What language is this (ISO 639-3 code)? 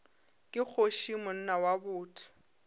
nso